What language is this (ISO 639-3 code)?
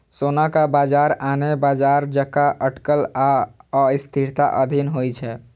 mai